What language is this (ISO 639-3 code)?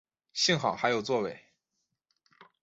zho